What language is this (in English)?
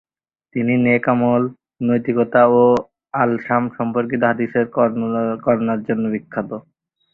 Bangla